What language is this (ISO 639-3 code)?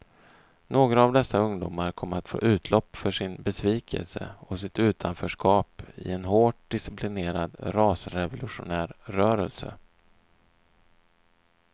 swe